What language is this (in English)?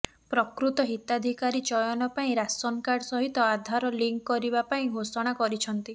Odia